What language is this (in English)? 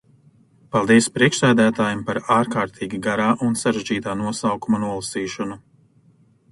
Latvian